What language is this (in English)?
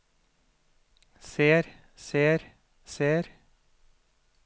Norwegian